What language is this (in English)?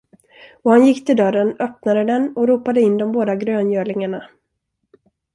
Swedish